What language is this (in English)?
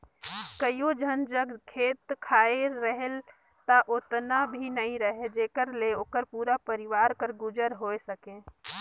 Chhattisgarhi